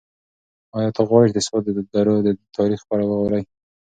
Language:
Pashto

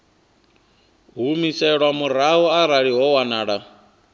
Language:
Venda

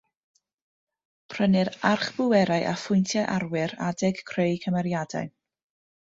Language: Welsh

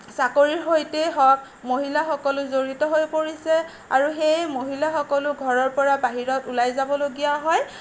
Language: Assamese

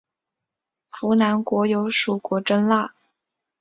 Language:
Chinese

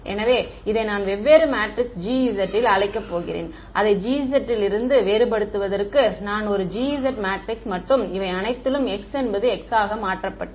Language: Tamil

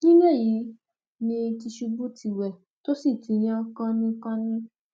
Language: Yoruba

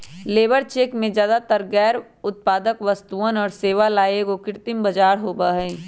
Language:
Magahi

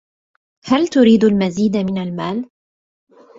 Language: Arabic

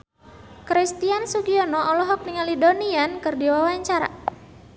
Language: Sundanese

